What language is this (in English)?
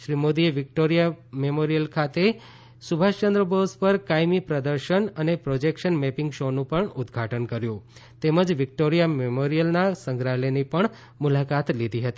Gujarati